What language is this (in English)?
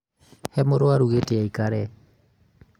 Kikuyu